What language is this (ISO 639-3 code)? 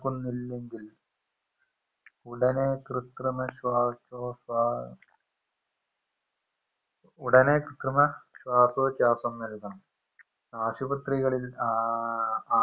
mal